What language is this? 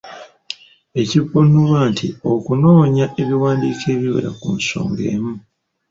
Ganda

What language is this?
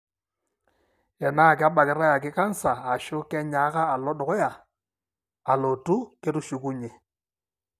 Masai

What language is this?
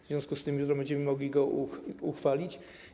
Polish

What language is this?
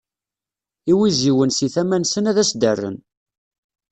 Kabyle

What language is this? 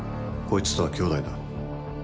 Japanese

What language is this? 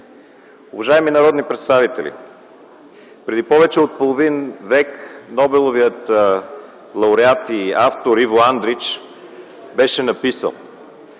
Bulgarian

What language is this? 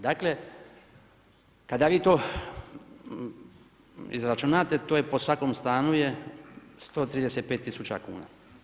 Croatian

